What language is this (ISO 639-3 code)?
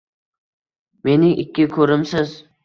uzb